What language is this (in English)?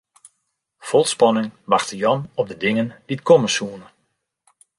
Western Frisian